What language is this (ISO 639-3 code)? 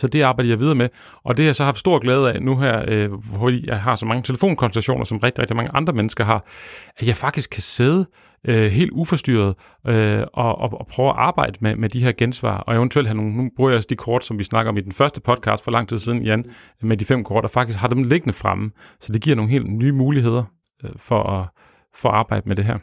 dan